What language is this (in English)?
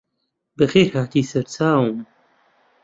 Central Kurdish